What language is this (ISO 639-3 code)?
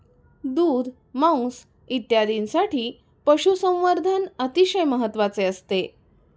mar